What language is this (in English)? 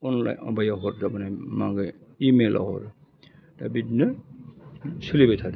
Bodo